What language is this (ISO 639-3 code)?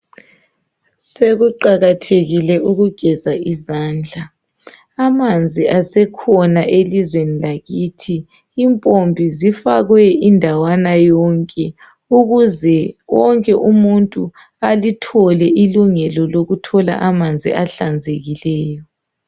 nde